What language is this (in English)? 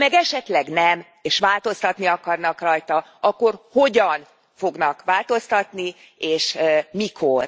Hungarian